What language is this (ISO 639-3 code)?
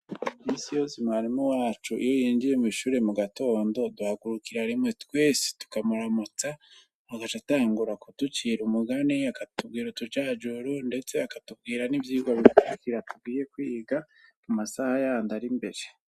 run